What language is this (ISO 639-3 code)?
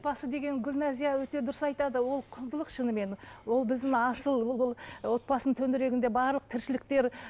kaz